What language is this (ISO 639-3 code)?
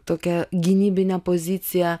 lit